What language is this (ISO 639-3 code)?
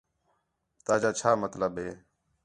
xhe